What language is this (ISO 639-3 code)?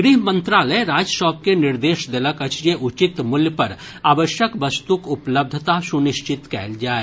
mai